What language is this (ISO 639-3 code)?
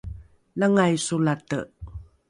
dru